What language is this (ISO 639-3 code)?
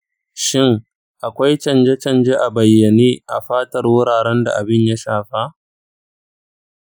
hau